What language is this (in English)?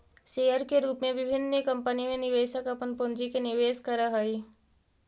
Magahi